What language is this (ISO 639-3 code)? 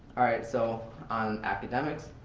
eng